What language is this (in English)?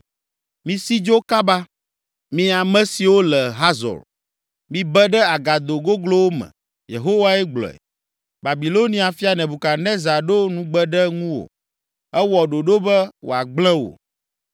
Ewe